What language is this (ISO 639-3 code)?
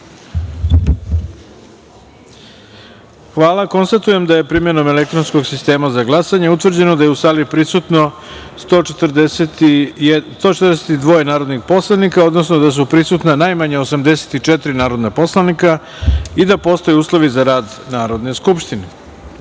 srp